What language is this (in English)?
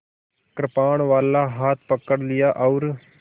Hindi